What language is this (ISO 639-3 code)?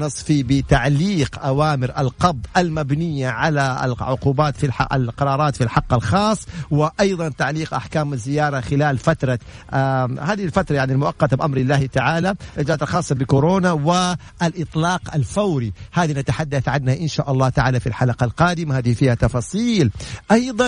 ara